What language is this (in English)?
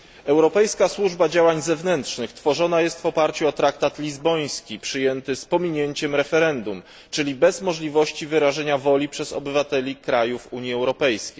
Polish